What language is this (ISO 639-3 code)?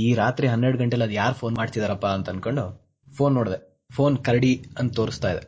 kan